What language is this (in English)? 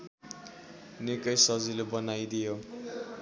Nepali